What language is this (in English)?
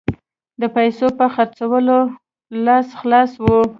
Pashto